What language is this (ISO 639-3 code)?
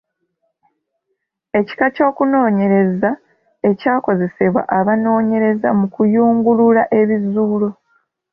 lug